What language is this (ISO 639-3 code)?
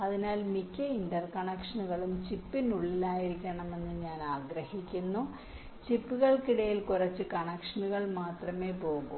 mal